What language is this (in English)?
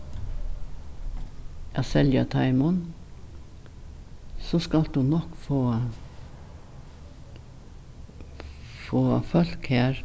Faroese